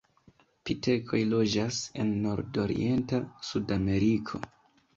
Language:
Esperanto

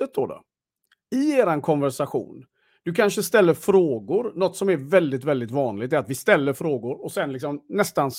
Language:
Swedish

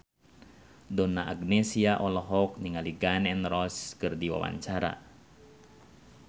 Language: Sundanese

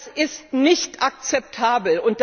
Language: German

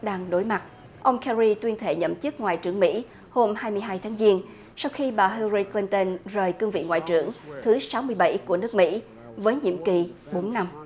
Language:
Vietnamese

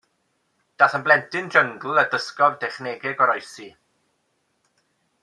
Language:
Welsh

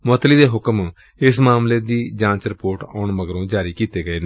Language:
Punjabi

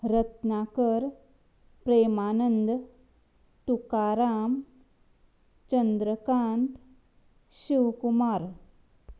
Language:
Konkani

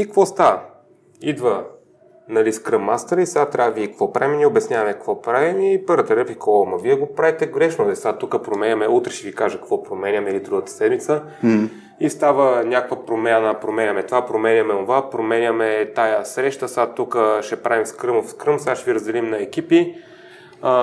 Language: Bulgarian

